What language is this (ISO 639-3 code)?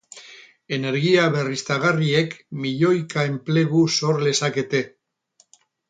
eus